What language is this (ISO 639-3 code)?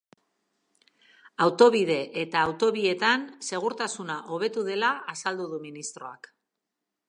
eus